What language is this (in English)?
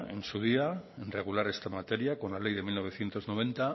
Spanish